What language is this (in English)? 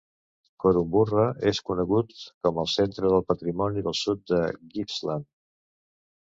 Catalan